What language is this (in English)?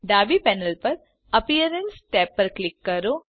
Gujarati